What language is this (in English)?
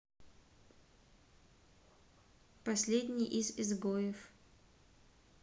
Russian